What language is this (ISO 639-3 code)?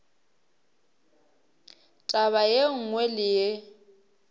nso